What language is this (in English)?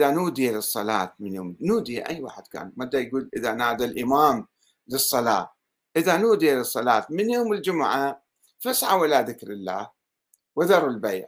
Arabic